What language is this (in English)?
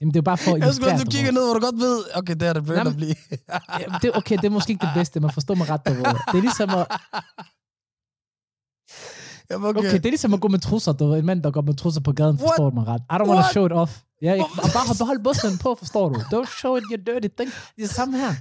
Danish